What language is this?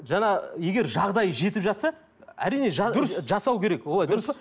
Kazakh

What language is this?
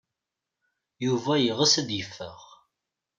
Kabyle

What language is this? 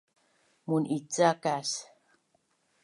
Bunun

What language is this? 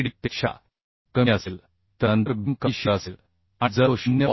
Marathi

